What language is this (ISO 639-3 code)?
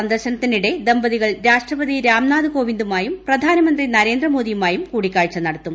mal